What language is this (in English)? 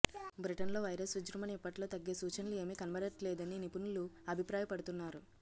Telugu